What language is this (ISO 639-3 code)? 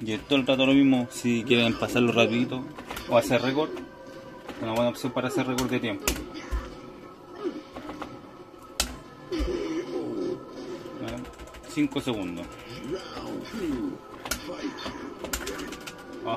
spa